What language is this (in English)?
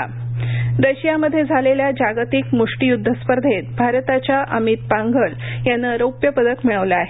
Marathi